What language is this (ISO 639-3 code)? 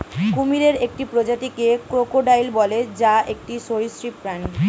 ben